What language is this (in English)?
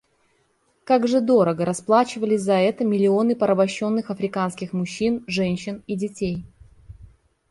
Russian